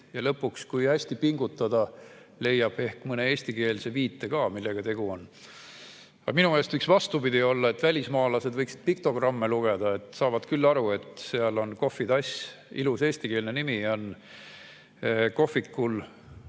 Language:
Estonian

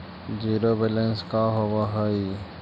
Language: Magahi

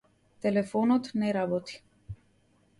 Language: Macedonian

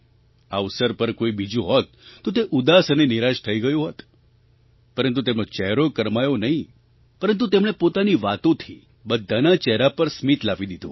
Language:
Gujarati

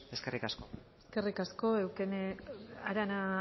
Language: Basque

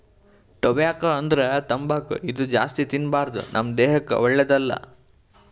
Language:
Kannada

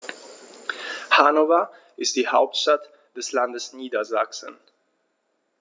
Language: German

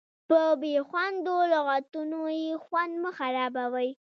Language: Pashto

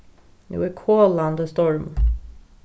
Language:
Faroese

